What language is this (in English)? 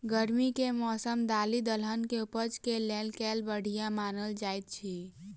Maithili